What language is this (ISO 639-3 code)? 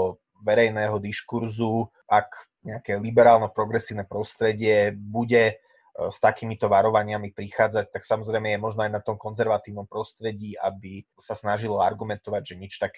slk